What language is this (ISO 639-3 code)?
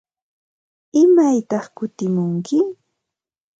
qva